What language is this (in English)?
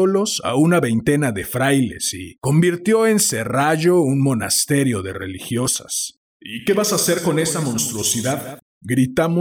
Spanish